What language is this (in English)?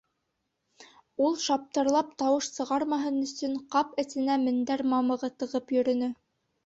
Bashkir